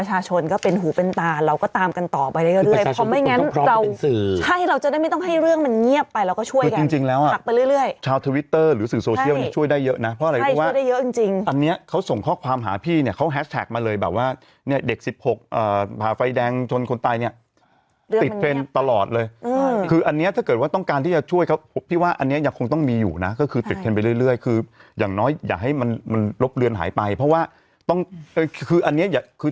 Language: Thai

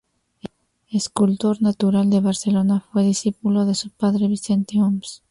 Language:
Spanish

